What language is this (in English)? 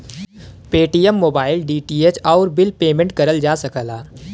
Bhojpuri